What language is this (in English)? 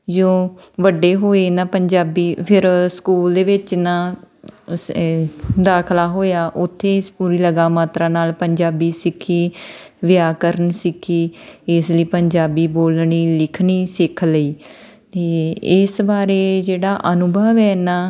Punjabi